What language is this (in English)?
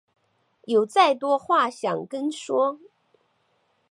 Chinese